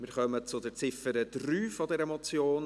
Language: Swiss German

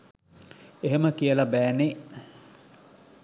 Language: Sinhala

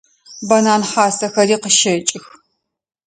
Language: Adyghe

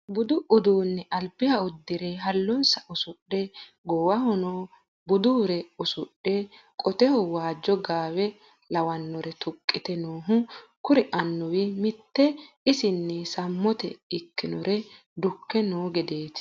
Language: Sidamo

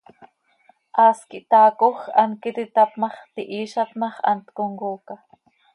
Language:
Seri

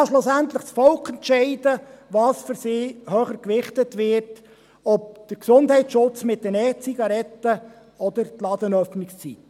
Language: Swiss German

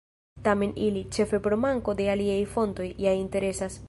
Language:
Esperanto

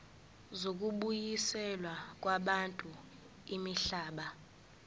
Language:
Zulu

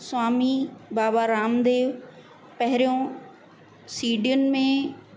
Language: Sindhi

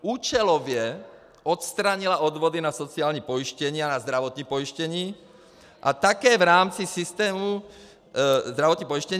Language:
Czech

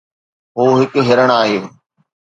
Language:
Sindhi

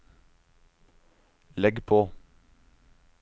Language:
Norwegian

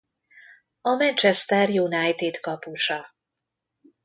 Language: Hungarian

